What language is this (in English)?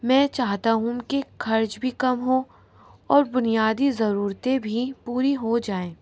Urdu